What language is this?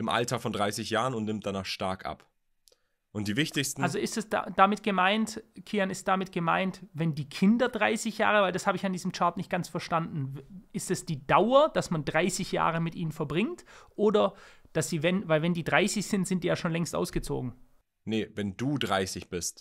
German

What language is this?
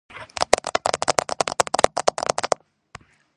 Georgian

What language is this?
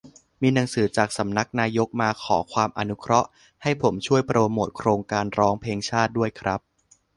Thai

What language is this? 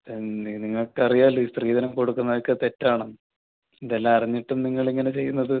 Malayalam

